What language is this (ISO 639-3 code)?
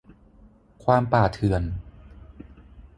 tha